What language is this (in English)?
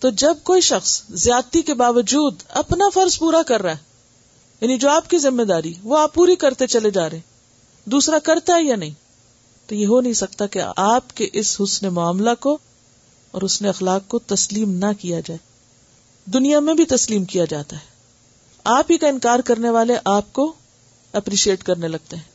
Urdu